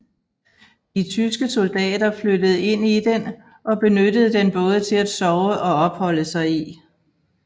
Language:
Danish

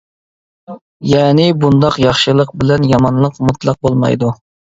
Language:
Uyghur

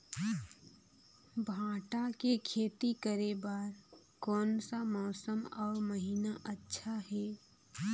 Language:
Chhattisgarhi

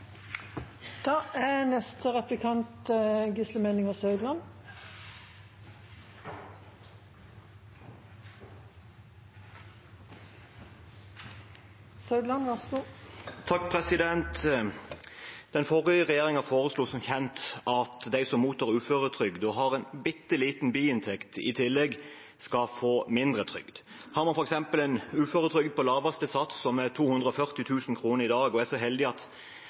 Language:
Norwegian Bokmål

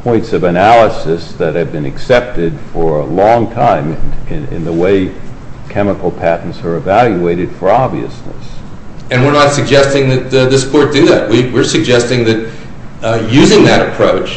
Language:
English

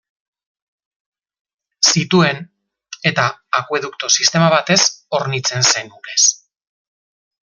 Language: Basque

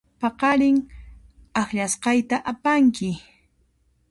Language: Puno Quechua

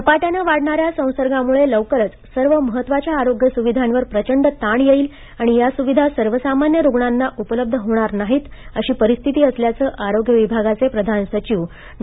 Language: Marathi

